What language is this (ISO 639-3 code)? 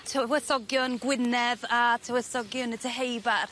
cym